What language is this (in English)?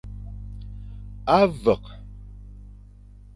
Fang